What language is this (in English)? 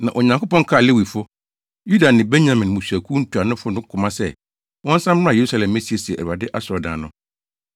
Akan